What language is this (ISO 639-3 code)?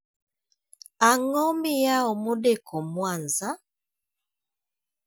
luo